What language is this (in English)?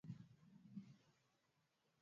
Swahili